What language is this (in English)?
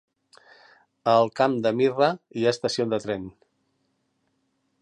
Catalan